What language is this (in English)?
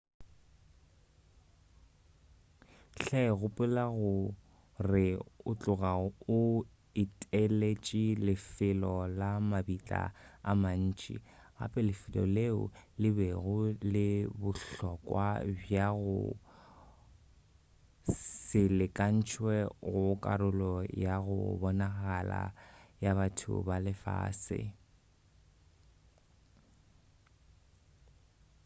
Northern Sotho